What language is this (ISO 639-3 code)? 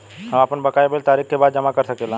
bho